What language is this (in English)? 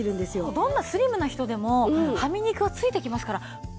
Japanese